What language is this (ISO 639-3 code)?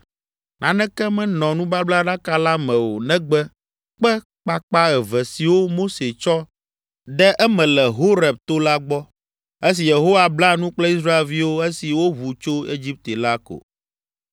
ewe